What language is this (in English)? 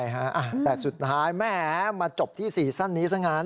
Thai